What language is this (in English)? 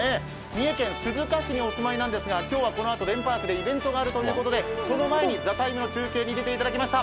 Japanese